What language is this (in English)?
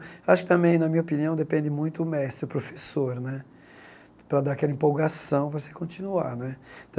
Portuguese